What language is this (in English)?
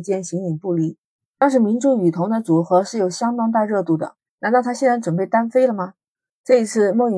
Chinese